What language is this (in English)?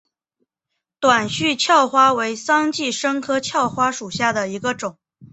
Chinese